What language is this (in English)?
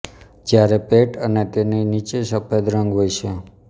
Gujarati